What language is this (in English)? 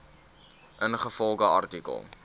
Afrikaans